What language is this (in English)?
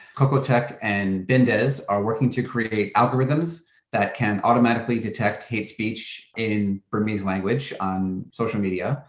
English